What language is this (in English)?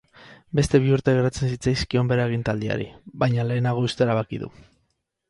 Basque